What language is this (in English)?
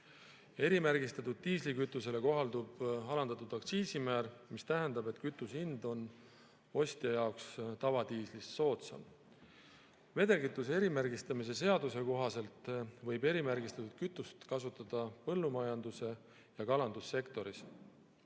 Estonian